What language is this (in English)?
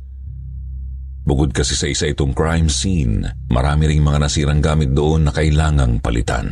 Filipino